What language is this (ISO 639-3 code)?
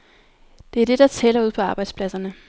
dan